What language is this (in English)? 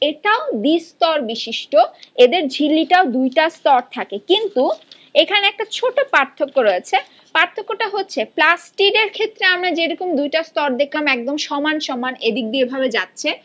Bangla